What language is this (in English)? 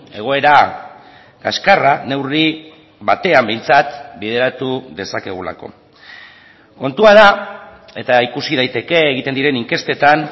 Basque